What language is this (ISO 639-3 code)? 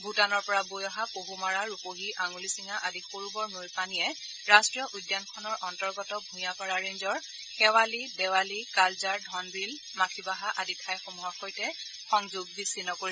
asm